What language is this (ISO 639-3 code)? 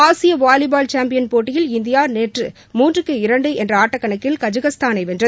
tam